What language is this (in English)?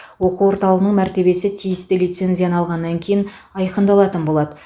Kazakh